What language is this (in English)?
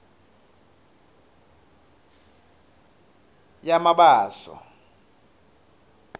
Swati